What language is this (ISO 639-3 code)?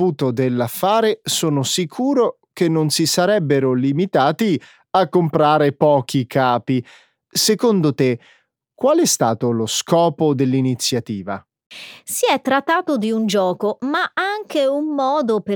ita